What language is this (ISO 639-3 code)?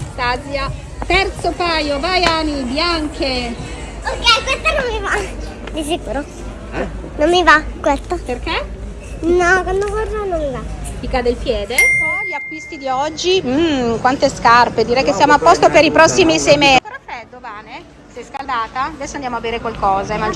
ita